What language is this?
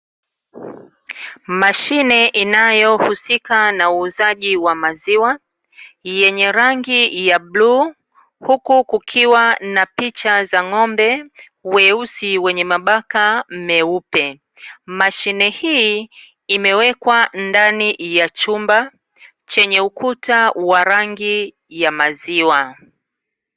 Swahili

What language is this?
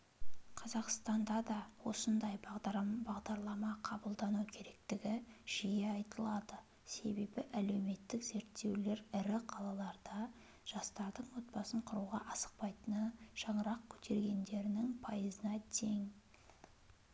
Kazakh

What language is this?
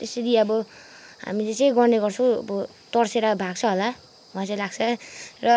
Nepali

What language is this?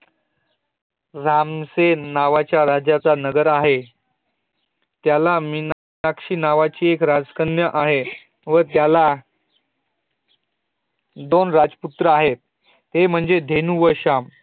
Marathi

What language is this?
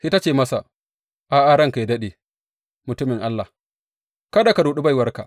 Hausa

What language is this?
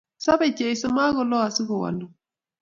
Kalenjin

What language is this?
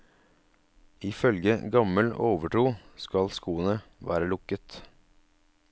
Norwegian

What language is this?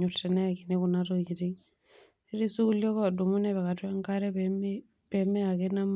Masai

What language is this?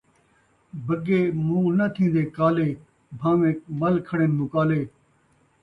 Saraiki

